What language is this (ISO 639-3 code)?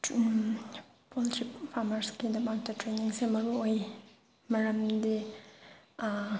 mni